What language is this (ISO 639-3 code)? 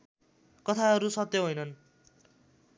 nep